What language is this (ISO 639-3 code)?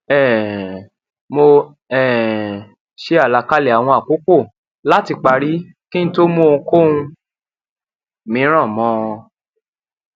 yor